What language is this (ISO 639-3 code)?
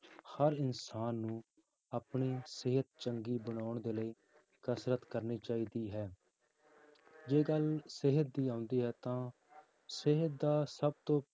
pan